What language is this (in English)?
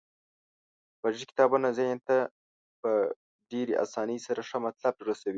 Pashto